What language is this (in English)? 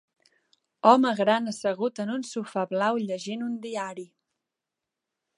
Catalan